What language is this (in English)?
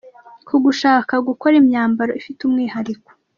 Kinyarwanda